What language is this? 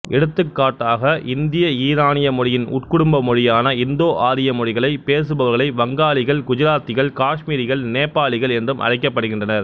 Tamil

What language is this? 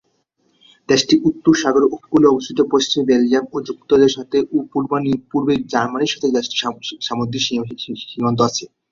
Bangla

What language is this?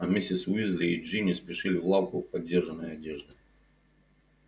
Russian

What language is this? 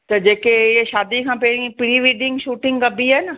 Sindhi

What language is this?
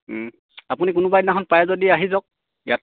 Assamese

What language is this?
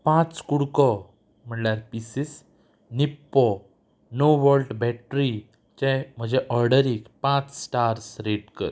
Konkani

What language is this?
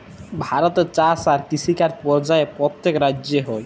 Bangla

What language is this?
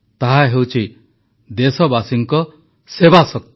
Odia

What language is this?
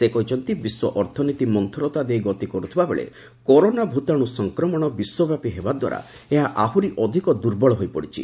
Odia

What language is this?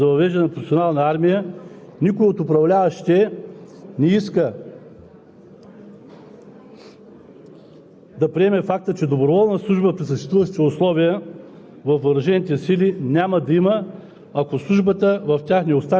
Bulgarian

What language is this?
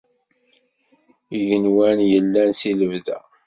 Kabyle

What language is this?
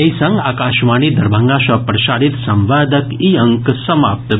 Maithili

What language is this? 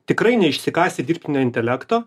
Lithuanian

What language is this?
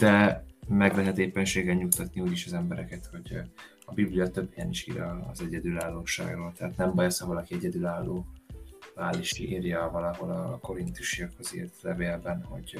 Hungarian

